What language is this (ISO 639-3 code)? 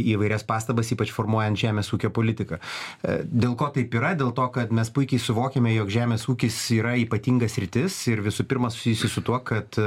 lit